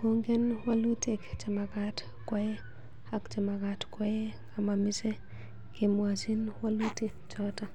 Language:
Kalenjin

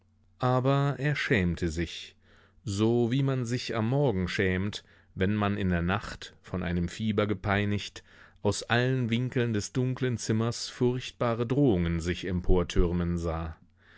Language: German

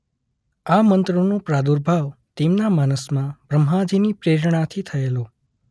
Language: Gujarati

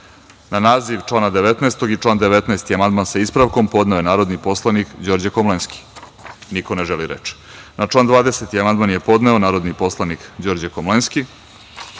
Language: Serbian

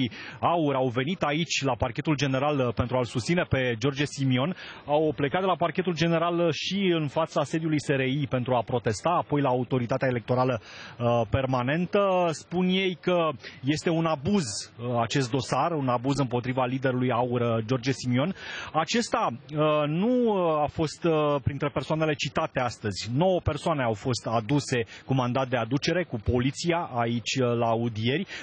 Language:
Romanian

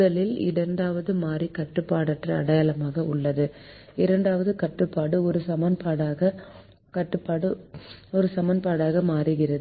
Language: Tamil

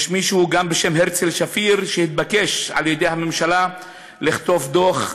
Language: Hebrew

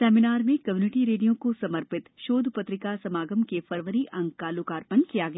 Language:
Hindi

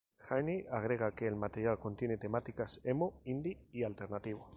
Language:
Spanish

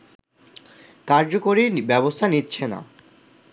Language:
Bangla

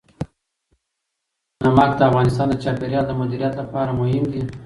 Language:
Pashto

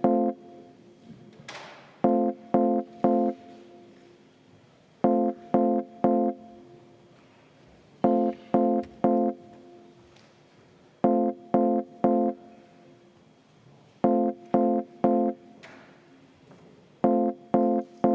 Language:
Estonian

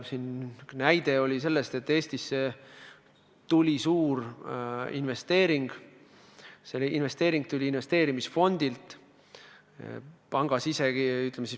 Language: Estonian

